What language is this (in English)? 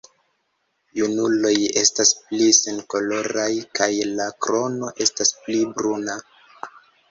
Esperanto